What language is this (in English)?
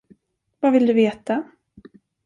Swedish